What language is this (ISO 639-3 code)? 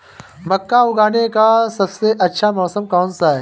hin